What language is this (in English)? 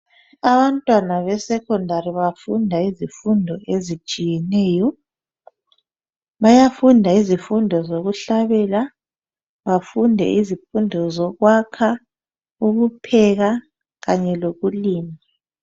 North Ndebele